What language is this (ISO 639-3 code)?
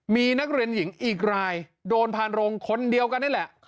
tha